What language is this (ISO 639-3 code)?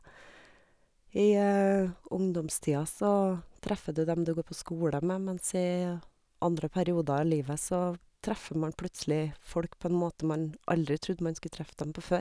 nor